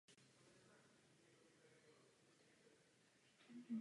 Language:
Czech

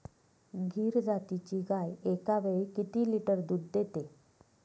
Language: Marathi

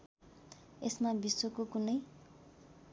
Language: Nepali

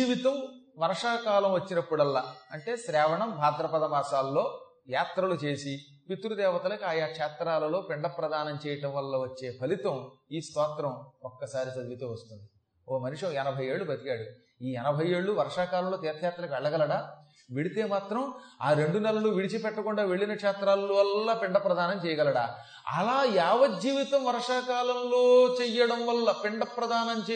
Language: Telugu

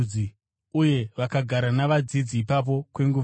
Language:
Shona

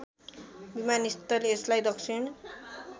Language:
Nepali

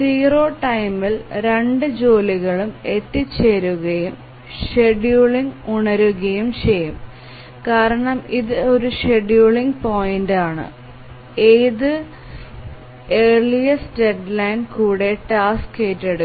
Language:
Malayalam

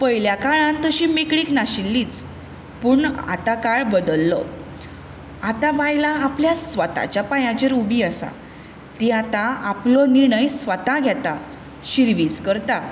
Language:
Konkani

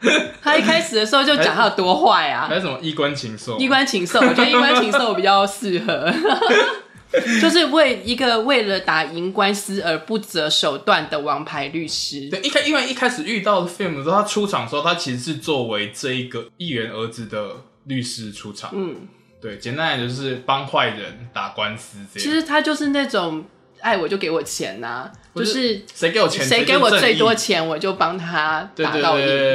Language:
Chinese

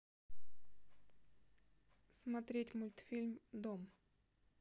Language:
Russian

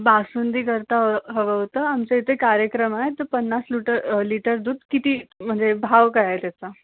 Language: Marathi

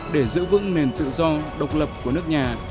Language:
Vietnamese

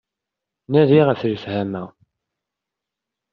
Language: Kabyle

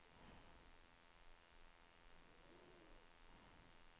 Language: Swedish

